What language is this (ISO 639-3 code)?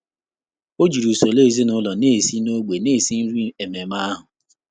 ibo